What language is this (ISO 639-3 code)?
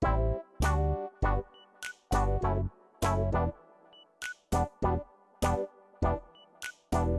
jpn